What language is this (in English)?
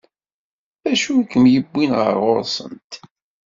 Kabyle